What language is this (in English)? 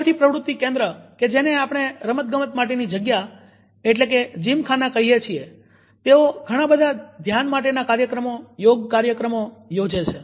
Gujarati